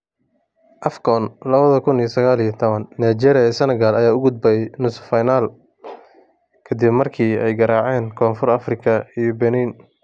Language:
Somali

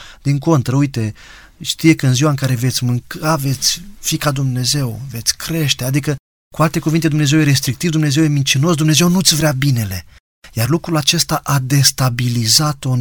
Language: Romanian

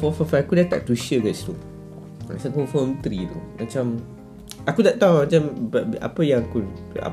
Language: Malay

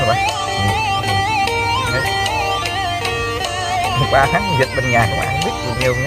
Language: Vietnamese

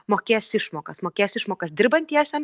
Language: Lithuanian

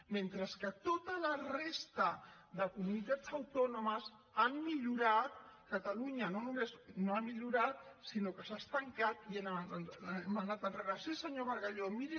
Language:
Catalan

